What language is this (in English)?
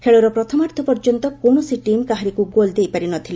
Odia